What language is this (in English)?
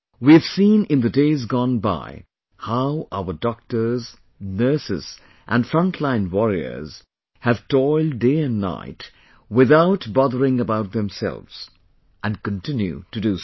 English